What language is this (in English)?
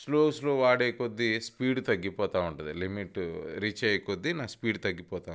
Telugu